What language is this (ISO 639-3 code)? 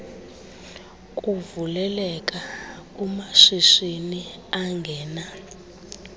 xho